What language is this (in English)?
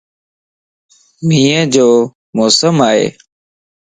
Lasi